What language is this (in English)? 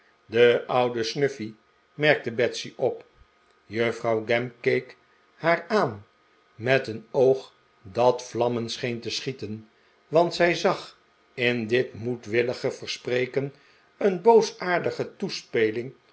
Dutch